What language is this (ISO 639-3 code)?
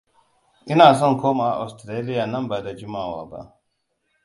hau